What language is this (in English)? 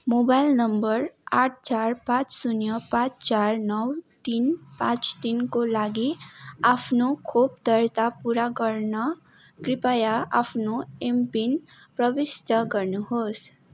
Nepali